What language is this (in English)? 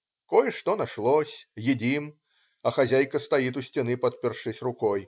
Russian